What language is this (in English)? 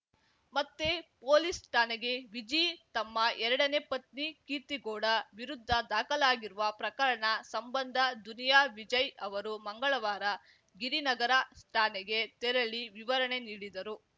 Kannada